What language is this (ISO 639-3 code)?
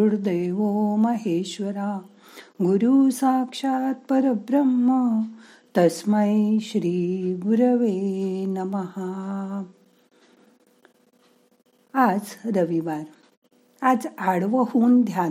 mar